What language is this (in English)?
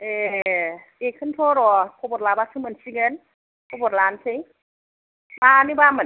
Bodo